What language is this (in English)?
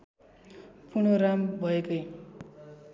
Nepali